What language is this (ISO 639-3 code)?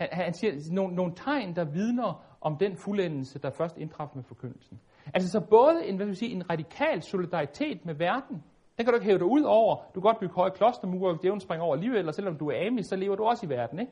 dan